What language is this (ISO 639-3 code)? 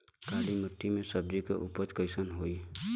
bho